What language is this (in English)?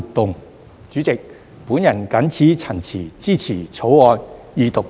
Cantonese